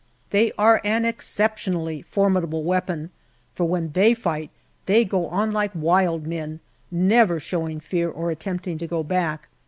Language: English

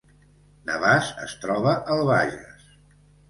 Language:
Catalan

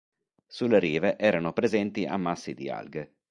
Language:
Italian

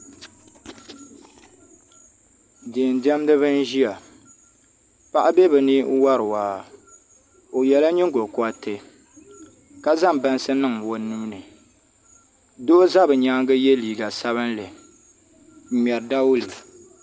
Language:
Dagbani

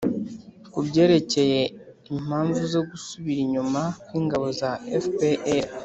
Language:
Kinyarwanda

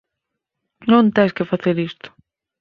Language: Galician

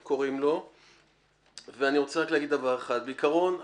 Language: Hebrew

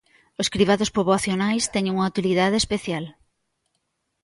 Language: Galician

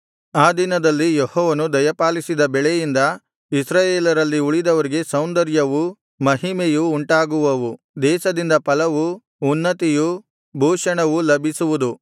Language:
Kannada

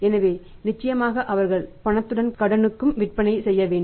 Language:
Tamil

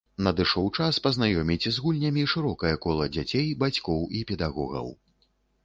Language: Belarusian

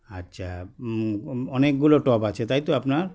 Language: Bangla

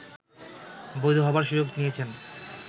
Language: Bangla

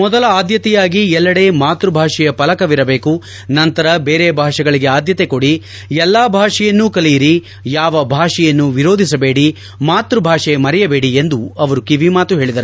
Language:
Kannada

